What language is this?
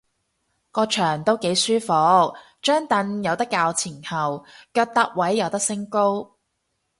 Cantonese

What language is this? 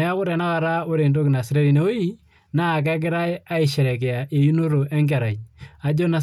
Masai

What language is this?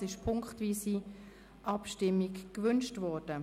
Swiss German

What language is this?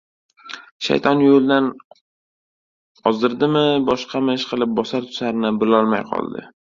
Uzbek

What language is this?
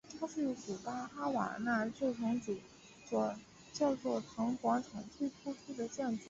Chinese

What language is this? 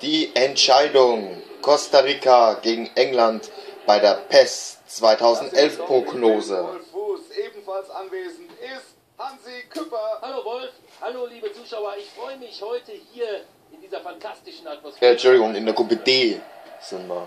German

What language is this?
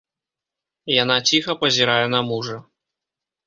Belarusian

